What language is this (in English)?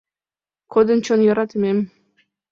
Mari